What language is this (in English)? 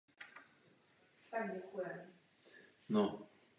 Czech